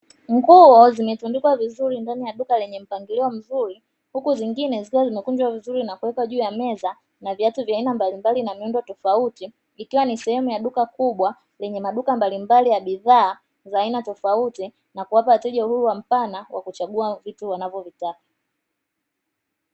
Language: Swahili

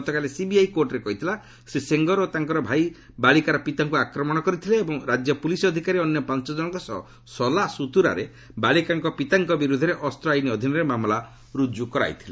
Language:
Odia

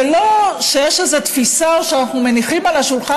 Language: Hebrew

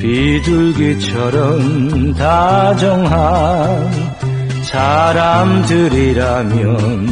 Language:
Korean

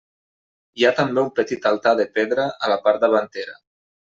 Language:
Catalan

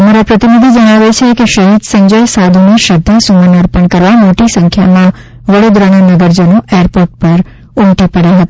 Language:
Gujarati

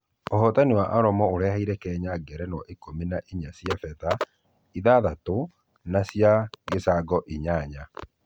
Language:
Kikuyu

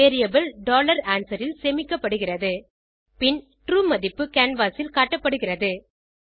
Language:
Tamil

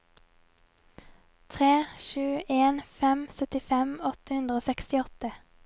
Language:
Norwegian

